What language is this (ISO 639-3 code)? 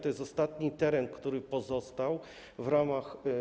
pol